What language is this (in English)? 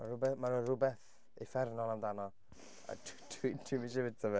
Welsh